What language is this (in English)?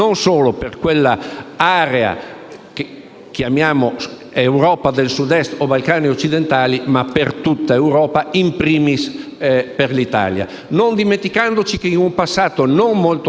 Italian